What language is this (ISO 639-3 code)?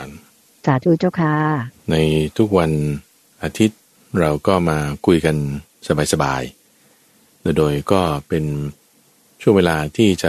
tha